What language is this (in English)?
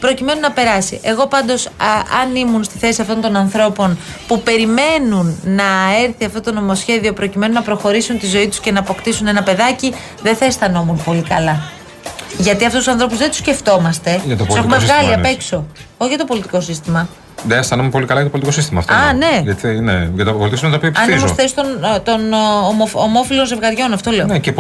Greek